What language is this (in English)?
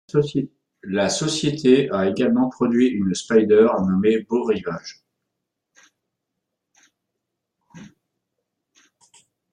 French